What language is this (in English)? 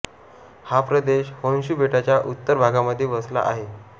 Marathi